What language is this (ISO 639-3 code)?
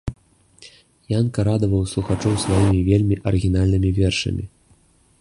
bel